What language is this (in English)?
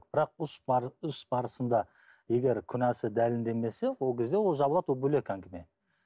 Kazakh